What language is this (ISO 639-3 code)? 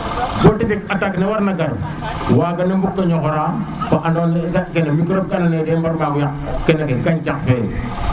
srr